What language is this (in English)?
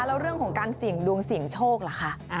Thai